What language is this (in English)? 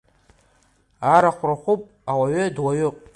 Abkhazian